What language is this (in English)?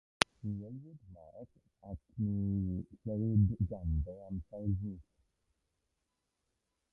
Welsh